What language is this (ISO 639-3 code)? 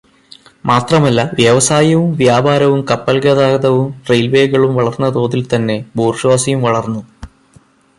mal